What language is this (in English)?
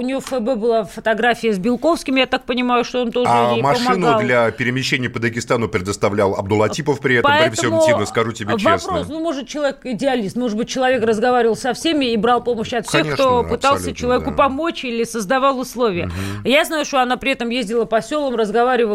Russian